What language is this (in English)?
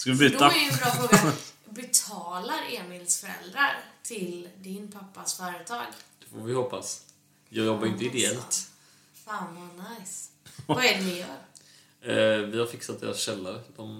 Swedish